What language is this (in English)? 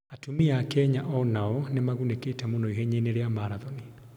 Kikuyu